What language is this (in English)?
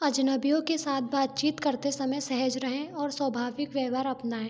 Hindi